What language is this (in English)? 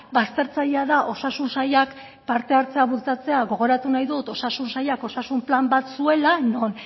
Basque